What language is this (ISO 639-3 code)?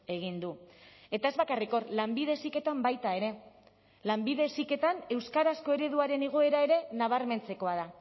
eus